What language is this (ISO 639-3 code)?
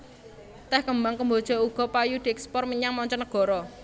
jav